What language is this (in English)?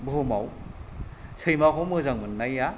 Bodo